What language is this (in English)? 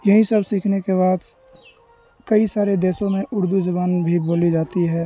Urdu